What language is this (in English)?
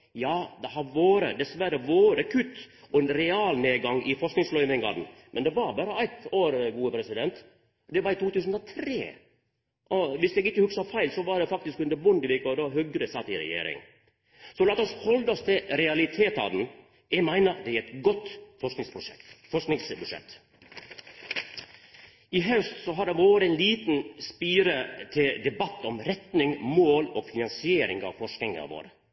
Norwegian Nynorsk